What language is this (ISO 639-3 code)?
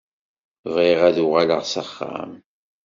kab